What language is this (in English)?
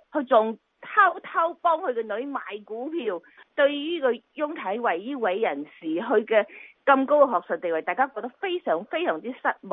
Chinese